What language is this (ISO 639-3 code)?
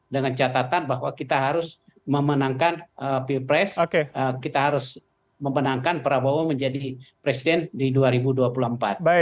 ind